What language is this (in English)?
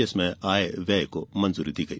Hindi